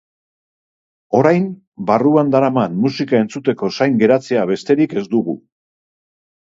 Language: Basque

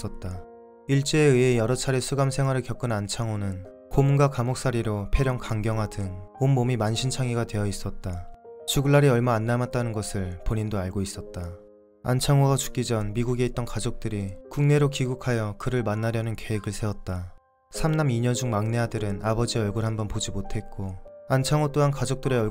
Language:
Korean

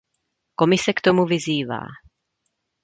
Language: Czech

